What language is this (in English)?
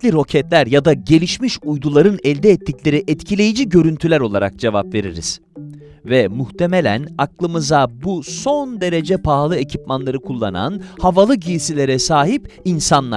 Turkish